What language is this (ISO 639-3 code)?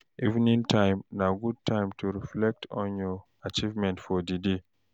pcm